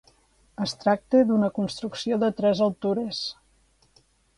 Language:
Catalan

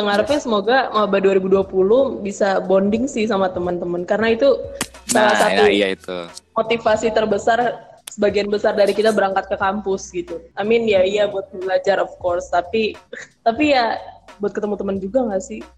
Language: Indonesian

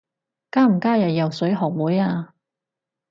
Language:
Cantonese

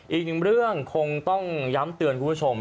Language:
Thai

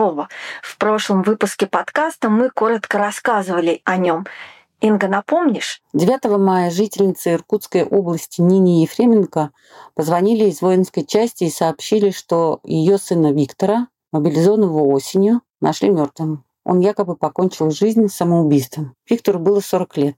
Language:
Russian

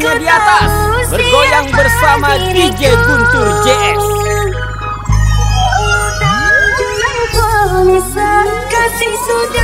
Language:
Indonesian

